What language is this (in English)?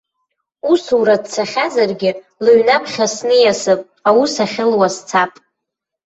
Abkhazian